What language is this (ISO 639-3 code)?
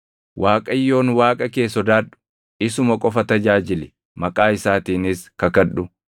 orm